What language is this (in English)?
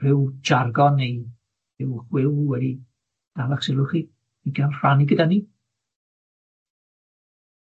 Welsh